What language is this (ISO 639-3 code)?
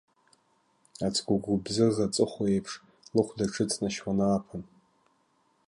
abk